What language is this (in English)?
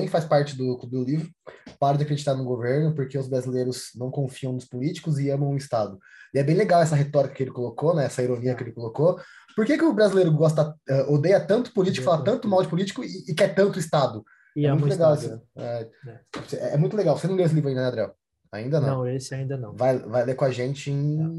Portuguese